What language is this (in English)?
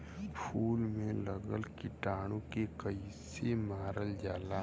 Bhojpuri